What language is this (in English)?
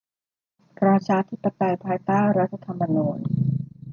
Thai